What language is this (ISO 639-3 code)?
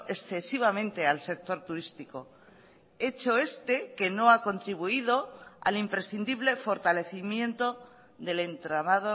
spa